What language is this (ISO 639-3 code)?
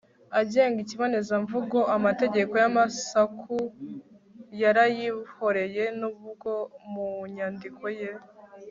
kin